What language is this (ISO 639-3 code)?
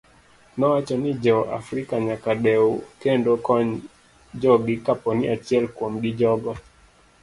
luo